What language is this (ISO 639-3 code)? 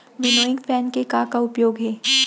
hne